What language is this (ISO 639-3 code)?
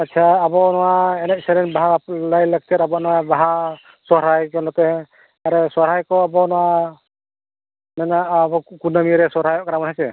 sat